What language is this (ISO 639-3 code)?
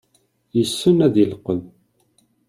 kab